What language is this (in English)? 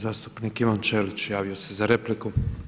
Croatian